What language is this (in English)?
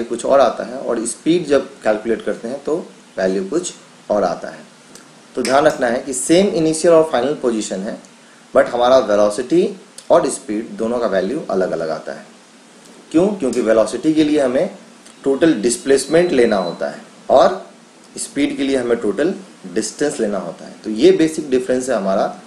Hindi